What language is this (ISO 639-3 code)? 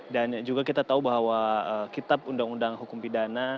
ind